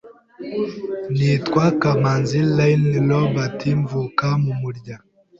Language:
Kinyarwanda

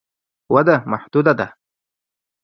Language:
Pashto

